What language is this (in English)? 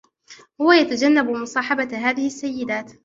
Arabic